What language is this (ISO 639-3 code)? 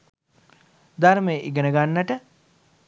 sin